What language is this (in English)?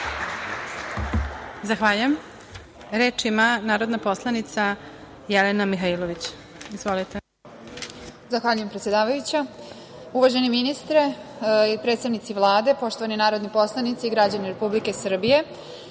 Serbian